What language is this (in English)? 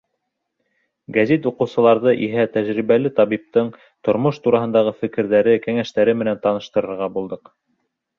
Bashkir